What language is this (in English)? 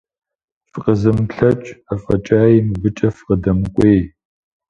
Kabardian